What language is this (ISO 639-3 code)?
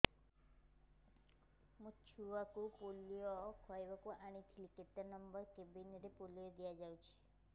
ori